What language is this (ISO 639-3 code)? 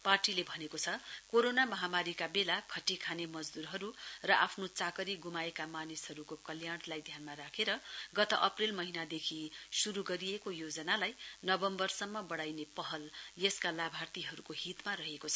nep